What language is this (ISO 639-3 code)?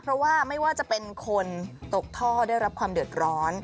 tha